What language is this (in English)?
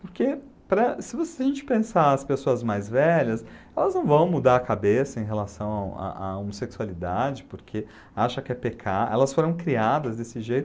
Portuguese